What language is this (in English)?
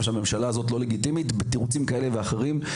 Hebrew